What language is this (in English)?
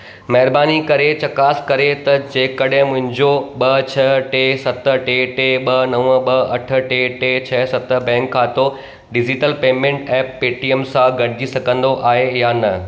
Sindhi